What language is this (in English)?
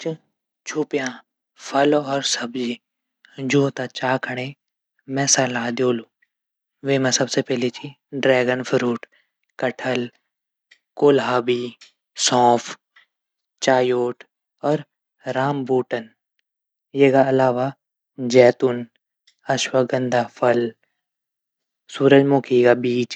Garhwali